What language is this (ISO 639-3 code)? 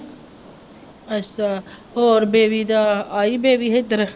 pan